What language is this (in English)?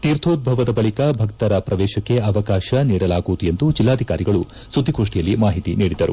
Kannada